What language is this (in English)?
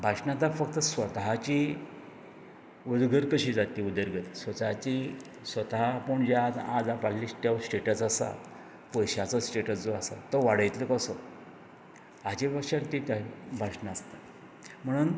Konkani